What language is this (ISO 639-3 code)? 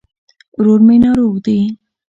pus